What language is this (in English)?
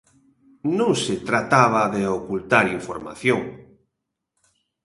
Galician